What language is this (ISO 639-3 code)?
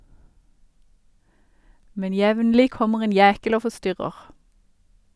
nor